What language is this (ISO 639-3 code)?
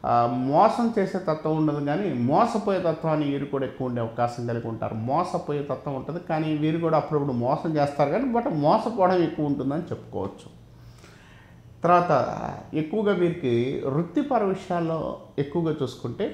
eng